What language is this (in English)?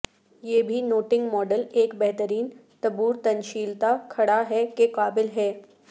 Urdu